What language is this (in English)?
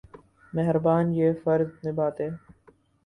Urdu